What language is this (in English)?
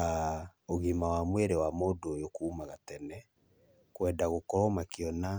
Kikuyu